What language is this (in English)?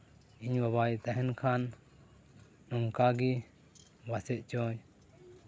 Santali